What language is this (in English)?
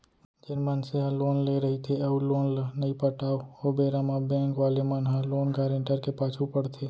Chhattisgarhi